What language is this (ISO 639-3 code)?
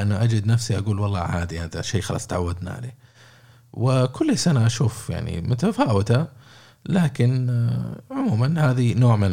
ara